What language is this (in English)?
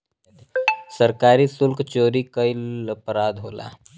Bhojpuri